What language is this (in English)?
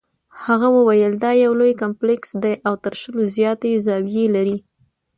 Pashto